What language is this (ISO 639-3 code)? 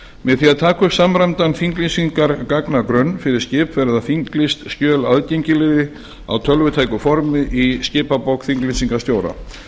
isl